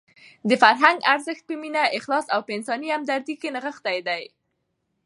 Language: Pashto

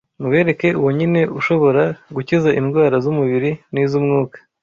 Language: Kinyarwanda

